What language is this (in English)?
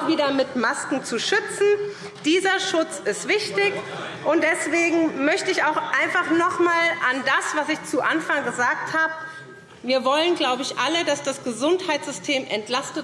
German